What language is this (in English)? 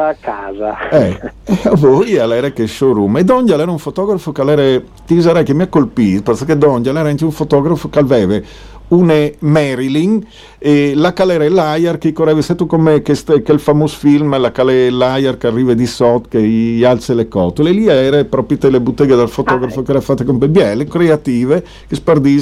Italian